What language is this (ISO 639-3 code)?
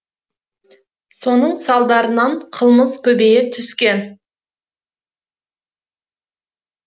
kaz